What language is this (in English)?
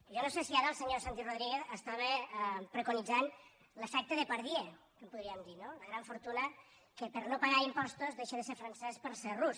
Catalan